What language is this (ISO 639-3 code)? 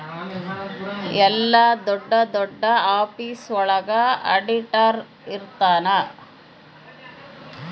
kan